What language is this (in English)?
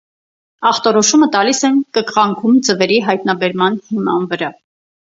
Armenian